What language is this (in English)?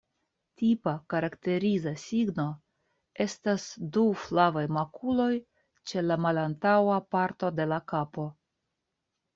Esperanto